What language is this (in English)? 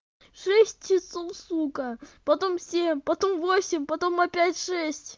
Russian